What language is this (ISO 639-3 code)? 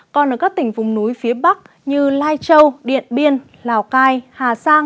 vie